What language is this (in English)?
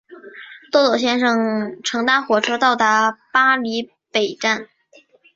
Chinese